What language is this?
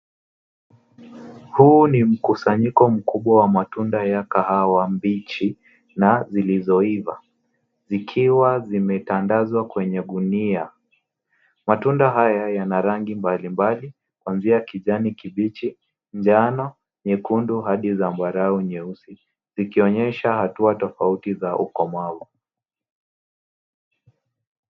Swahili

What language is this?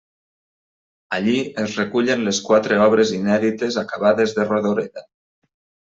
Catalan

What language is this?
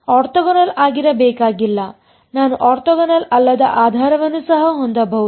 Kannada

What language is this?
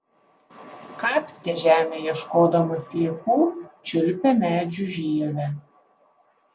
Lithuanian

